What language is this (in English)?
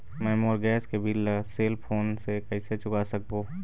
Chhattisgarhi